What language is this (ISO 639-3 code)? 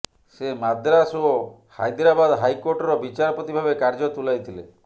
ori